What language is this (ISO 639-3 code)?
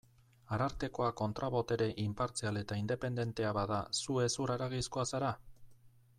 eus